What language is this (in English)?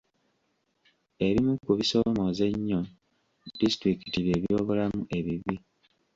Ganda